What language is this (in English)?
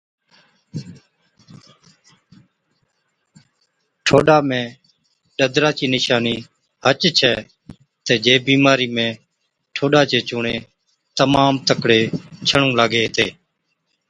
Od